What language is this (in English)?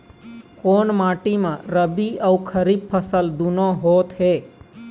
Chhattisgarhi